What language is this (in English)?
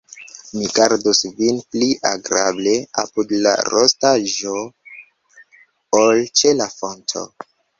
Esperanto